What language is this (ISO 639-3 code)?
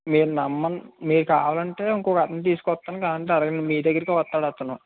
tel